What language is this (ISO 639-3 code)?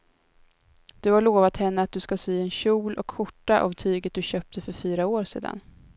swe